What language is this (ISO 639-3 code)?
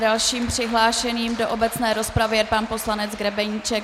ces